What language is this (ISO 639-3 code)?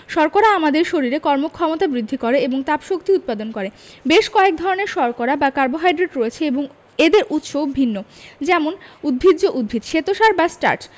ben